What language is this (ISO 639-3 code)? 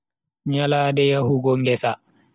fui